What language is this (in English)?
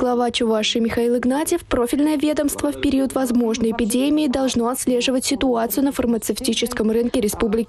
Russian